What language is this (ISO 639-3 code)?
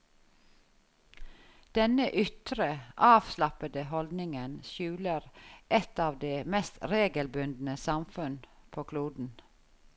nor